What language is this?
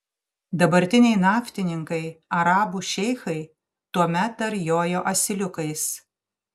Lithuanian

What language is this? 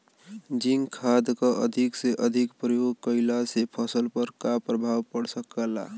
Bhojpuri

